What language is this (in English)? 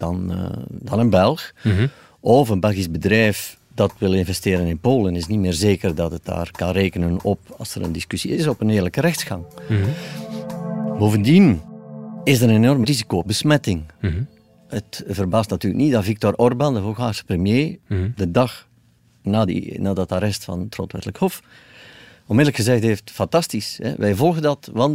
Dutch